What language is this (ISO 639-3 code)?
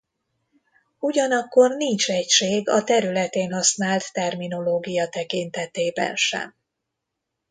hun